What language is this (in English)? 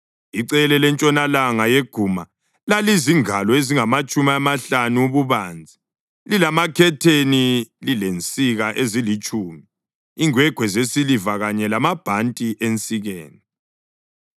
North Ndebele